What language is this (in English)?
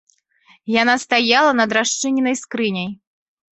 Belarusian